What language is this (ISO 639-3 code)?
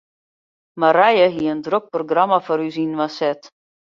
fry